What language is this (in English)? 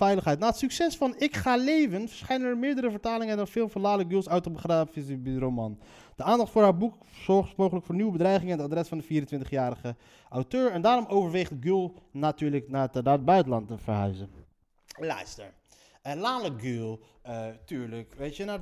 Dutch